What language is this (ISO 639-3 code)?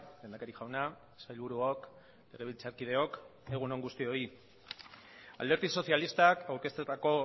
eus